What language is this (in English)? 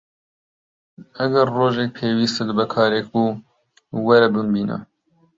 Central Kurdish